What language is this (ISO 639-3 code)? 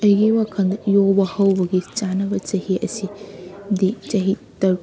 mni